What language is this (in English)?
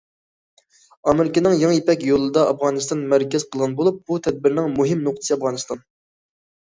Uyghur